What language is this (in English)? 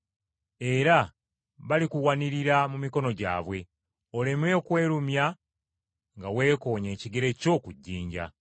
Ganda